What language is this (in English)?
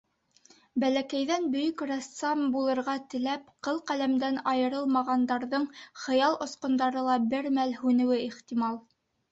Bashkir